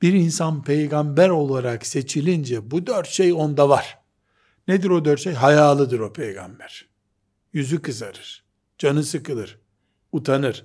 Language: Turkish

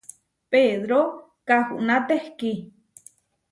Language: Huarijio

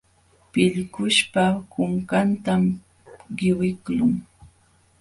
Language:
Jauja Wanca Quechua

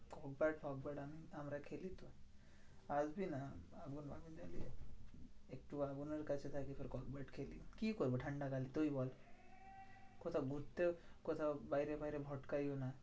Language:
Bangla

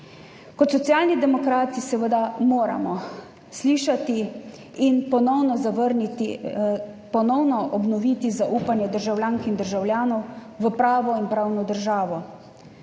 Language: Slovenian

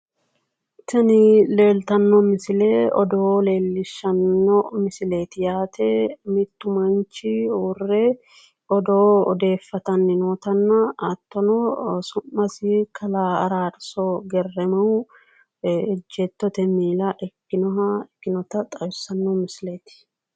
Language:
Sidamo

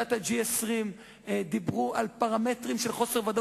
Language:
Hebrew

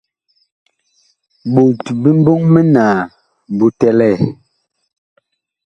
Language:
Bakoko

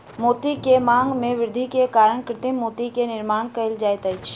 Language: Maithili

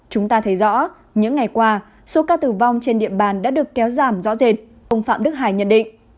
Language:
Vietnamese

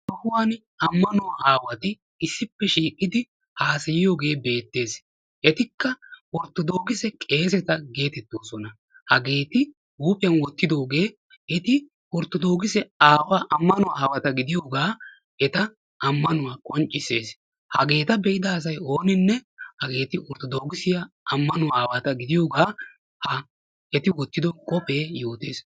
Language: Wolaytta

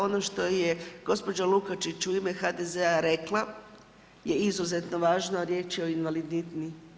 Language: Croatian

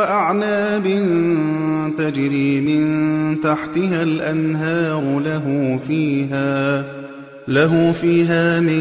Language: Arabic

